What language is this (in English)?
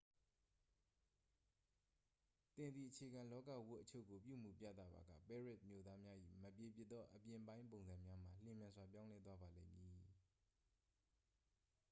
Burmese